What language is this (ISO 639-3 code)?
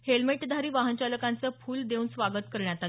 mar